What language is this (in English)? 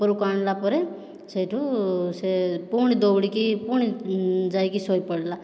Odia